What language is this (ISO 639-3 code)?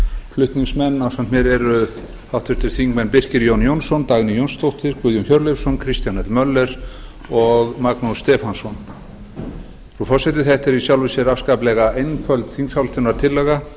isl